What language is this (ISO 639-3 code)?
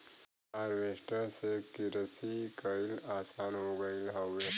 bho